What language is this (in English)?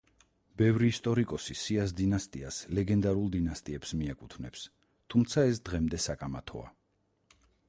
Georgian